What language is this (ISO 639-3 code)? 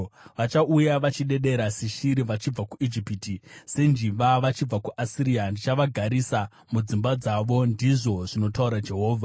sna